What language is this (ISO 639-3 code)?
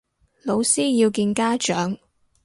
yue